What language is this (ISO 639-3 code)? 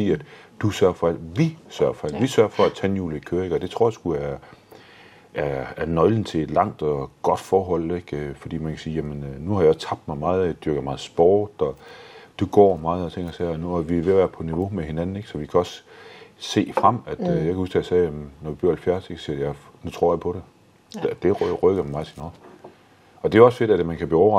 dan